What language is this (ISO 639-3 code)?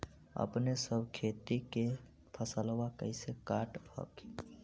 mag